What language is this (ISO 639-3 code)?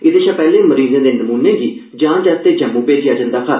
doi